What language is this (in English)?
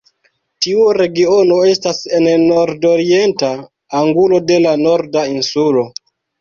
Esperanto